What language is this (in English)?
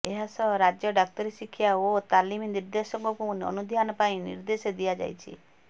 Odia